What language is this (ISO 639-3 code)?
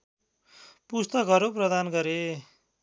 nep